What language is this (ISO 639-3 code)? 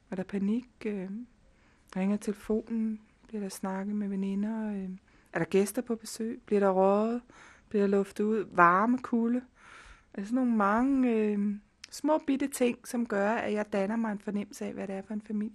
dan